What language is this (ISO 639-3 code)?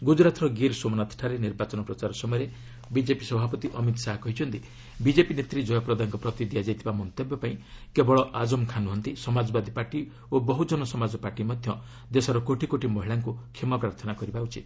ori